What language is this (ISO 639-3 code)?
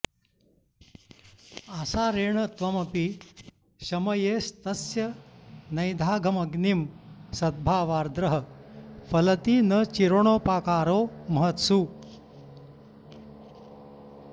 san